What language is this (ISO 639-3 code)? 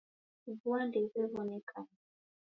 dav